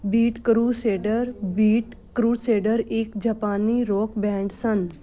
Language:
Punjabi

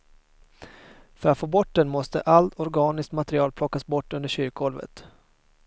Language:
Swedish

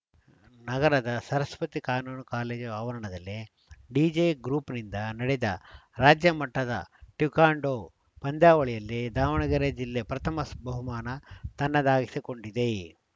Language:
Kannada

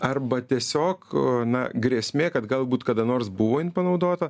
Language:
Lithuanian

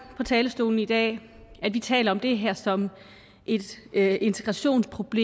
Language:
Danish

